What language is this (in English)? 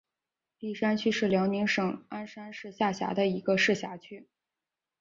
Chinese